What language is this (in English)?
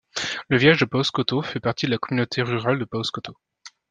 French